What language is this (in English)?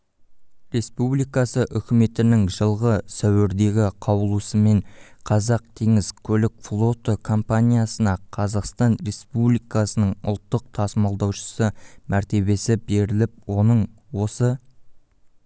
Kazakh